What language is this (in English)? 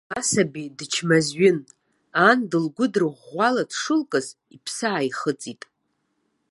Abkhazian